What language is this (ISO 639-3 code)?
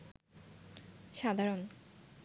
ben